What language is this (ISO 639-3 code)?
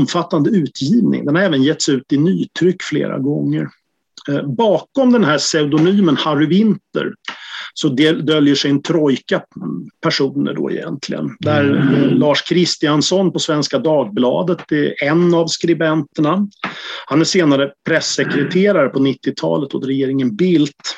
swe